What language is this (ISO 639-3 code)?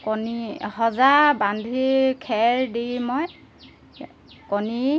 asm